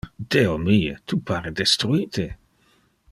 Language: Interlingua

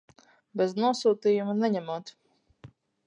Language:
Latvian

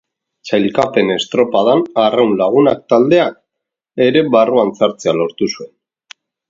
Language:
Basque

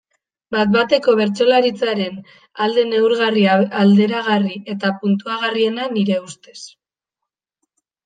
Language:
Basque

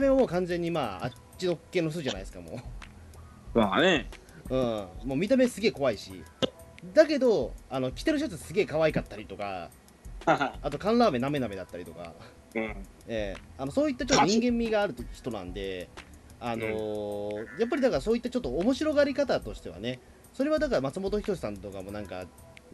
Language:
Japanese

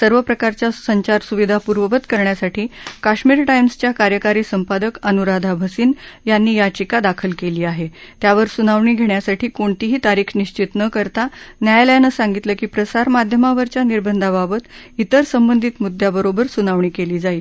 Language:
Marathi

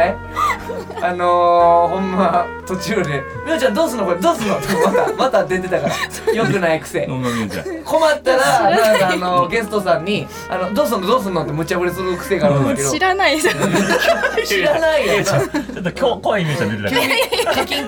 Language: Japanese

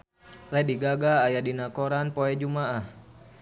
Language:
Sundanese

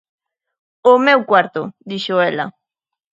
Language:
Galician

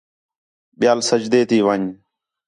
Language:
Khetrani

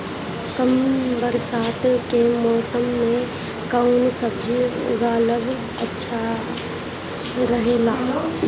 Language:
Bhojpuri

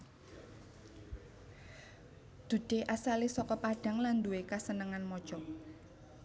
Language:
Javanese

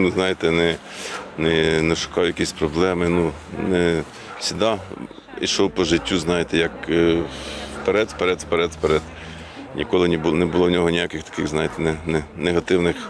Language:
Ukrainian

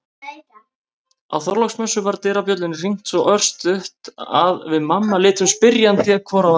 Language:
Icelandic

